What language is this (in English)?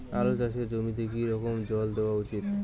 Bangla